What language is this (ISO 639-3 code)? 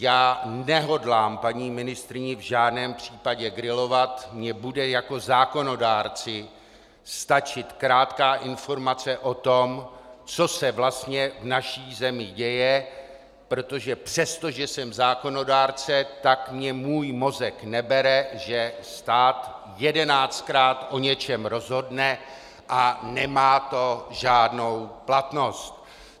ces